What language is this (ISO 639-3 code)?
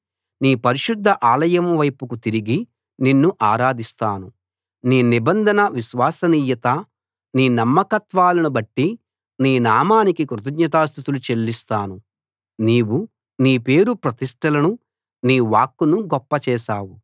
tel